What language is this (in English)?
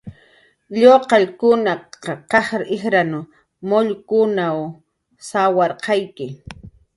Jaqaru